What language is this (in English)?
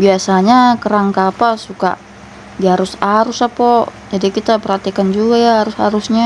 Indonesian